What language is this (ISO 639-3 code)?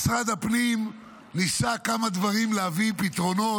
heb